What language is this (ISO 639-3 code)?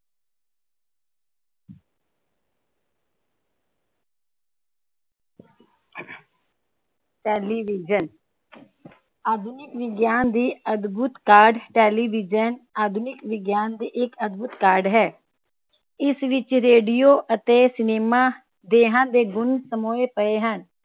pan